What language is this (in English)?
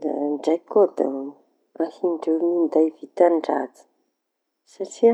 Tanosy Malagasy